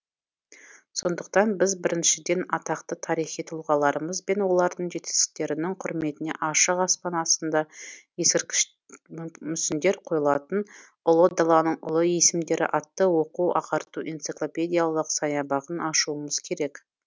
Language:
Kazakh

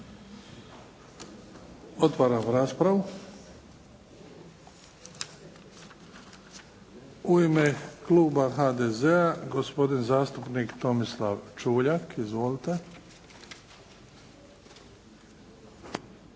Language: Croatian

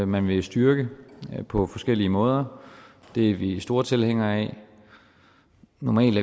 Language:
Danish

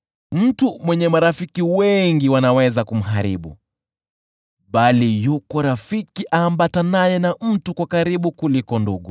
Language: Swahili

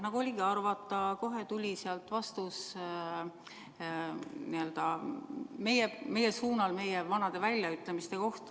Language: Estonian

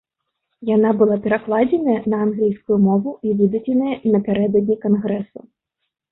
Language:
Belarusian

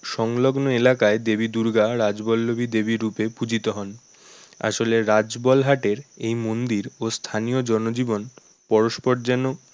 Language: Bangla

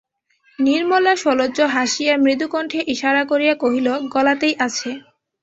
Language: Bangla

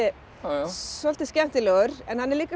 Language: Icelandic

